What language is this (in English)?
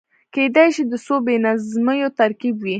Pashto